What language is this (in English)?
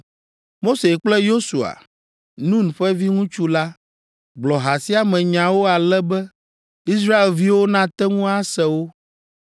Ewe